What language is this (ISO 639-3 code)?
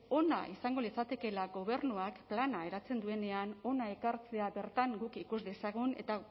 eus